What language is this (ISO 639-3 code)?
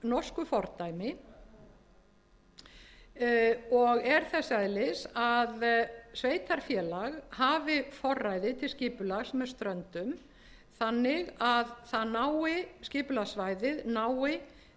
isl